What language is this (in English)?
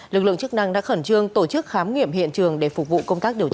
Vietnamese